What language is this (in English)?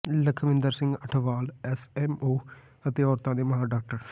Punjabi